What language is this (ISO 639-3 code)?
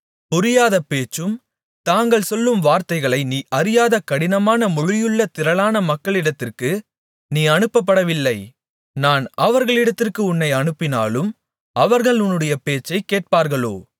tam